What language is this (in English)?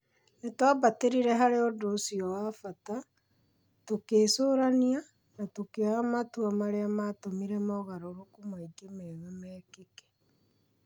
Kikuyu